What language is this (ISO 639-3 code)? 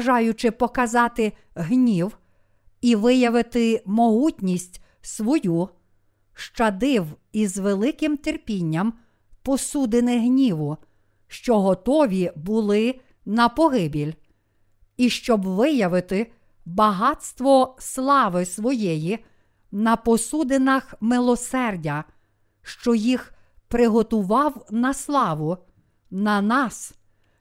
ukr